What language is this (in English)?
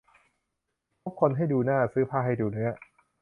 Thai